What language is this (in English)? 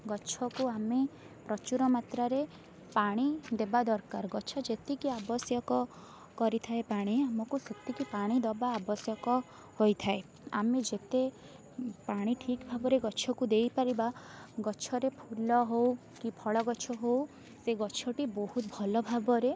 Odia